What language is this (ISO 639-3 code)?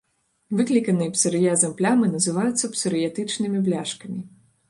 bel